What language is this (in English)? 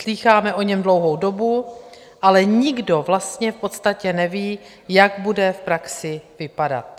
Czech